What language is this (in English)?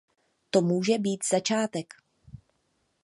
Czech